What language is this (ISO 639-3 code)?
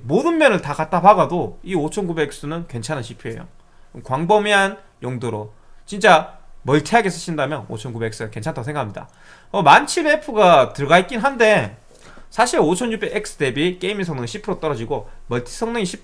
kor